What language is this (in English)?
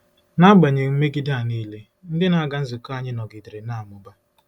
Igbo